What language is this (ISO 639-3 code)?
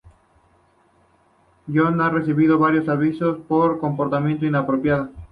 spa